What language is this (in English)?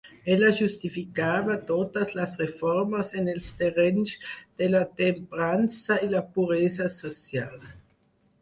Catalan